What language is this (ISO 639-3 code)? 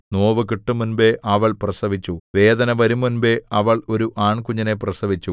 mal